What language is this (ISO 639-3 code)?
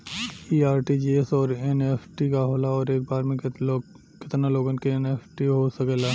bho